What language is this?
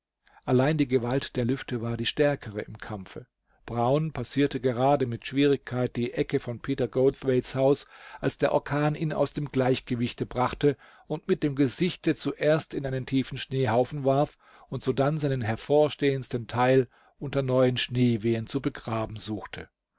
German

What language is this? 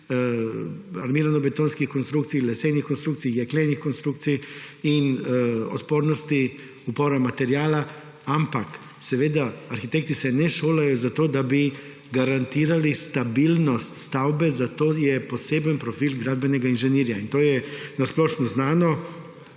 Slovenian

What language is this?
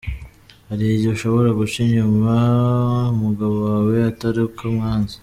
Kinyarwanda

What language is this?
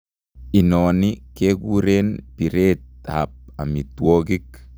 Kalenjin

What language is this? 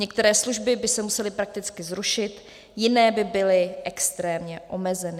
Czech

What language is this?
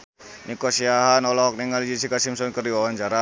Sundanese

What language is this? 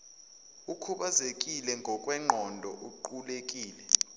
Zulu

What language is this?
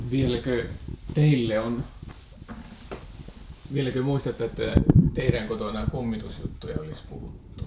Finnish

